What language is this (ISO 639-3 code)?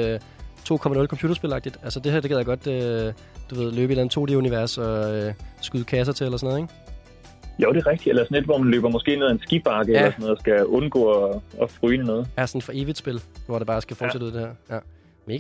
dan